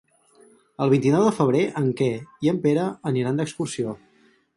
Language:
Catalan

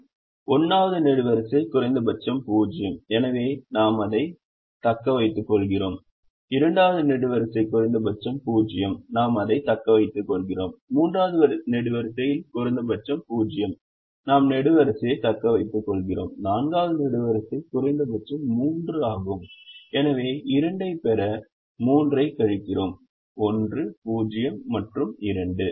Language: Tamil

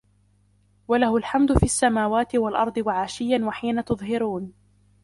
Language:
Arabic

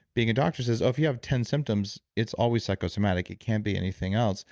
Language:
English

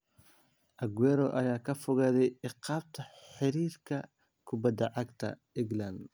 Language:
Somali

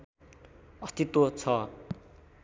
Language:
Nepali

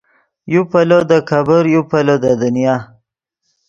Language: Yidgha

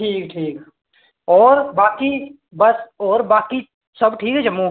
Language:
Dogri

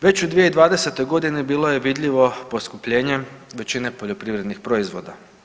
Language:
Croatian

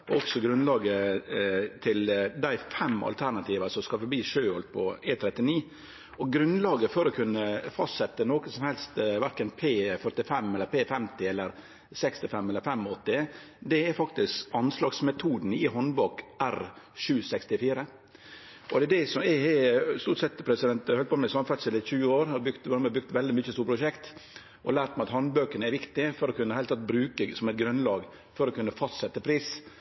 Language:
Norwegian Nynorsk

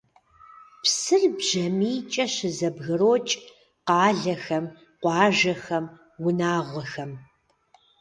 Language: Kabardian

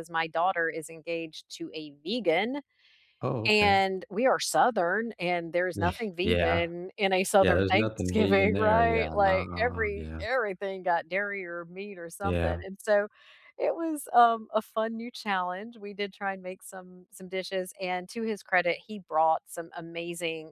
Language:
English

